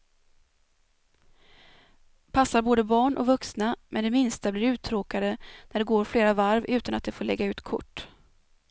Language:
Swedish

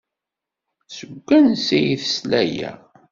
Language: Kabyle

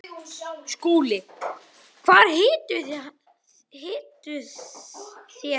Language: Icelandic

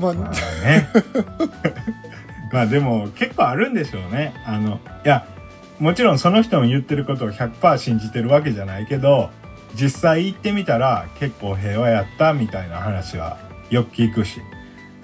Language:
Japanese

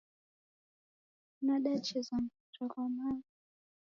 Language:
Taita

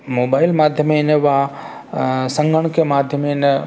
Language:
Sanskrit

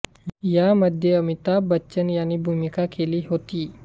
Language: Marathi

